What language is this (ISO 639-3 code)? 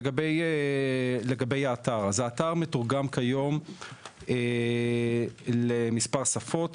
heb